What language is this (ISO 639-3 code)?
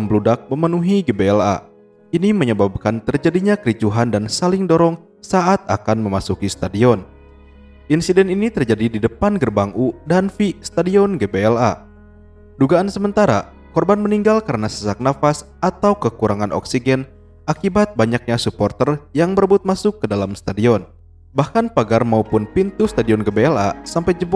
ind